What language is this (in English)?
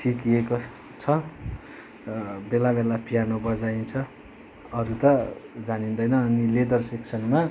Nepali